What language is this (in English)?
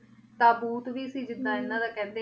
Punjabi